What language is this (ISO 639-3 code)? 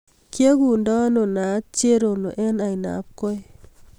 kln